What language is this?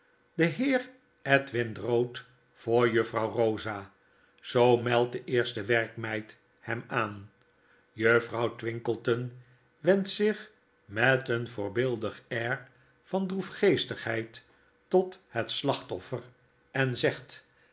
Dutch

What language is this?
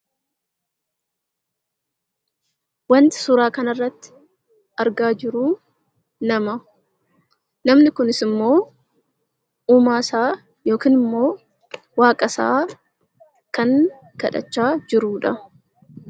Oromo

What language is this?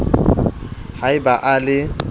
Southern Sotho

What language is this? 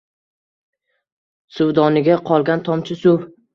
Uzbek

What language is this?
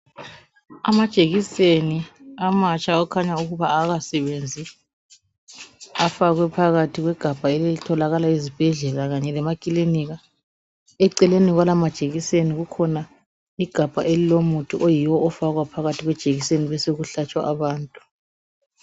North Ndebele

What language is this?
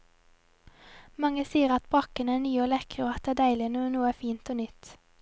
Norwegian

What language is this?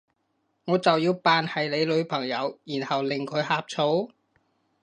Cantonese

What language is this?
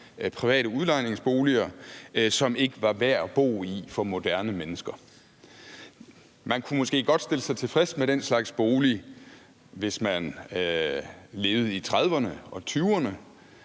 Danish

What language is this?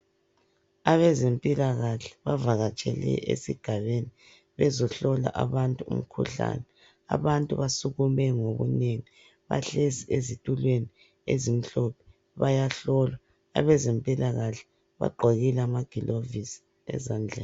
North Ndebele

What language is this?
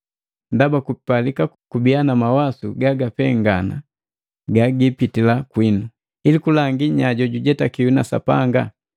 Matengo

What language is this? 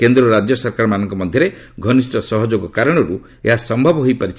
Odia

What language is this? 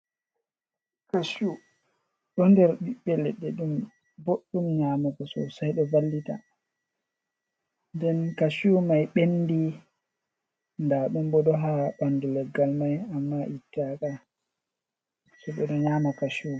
Fula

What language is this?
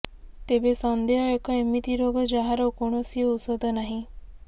Odia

